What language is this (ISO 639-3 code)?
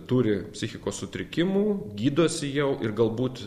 lit